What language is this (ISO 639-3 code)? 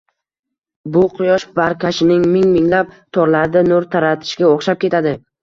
uzb